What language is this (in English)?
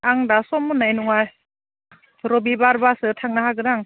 Bodo